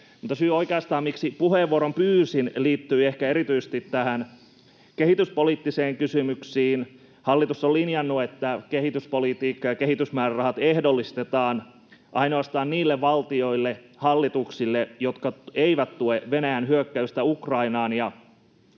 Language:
Finnish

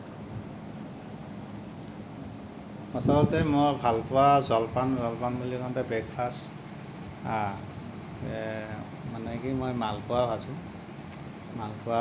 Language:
Assamese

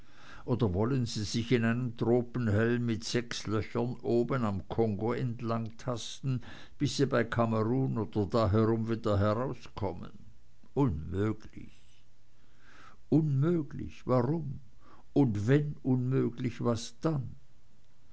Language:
German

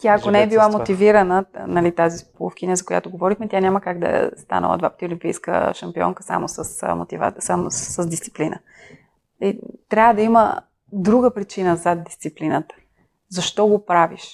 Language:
Bulgarian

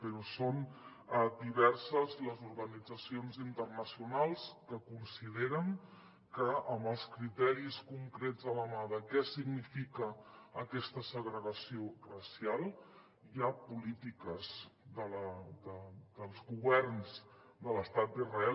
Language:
Catalan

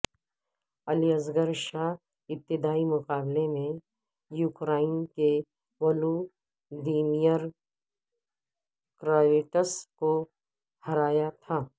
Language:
Urdu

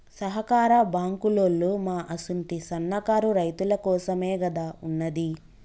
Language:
Telugu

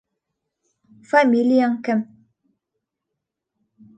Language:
Bashkir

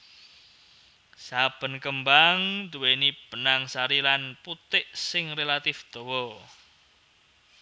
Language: Javanese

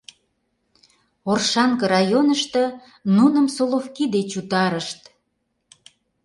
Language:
Mari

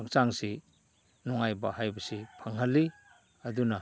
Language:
Manipuri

